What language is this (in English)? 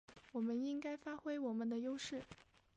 Chinese